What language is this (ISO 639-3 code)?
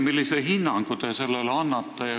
est